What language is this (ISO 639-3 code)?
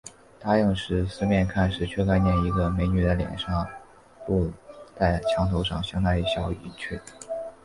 zho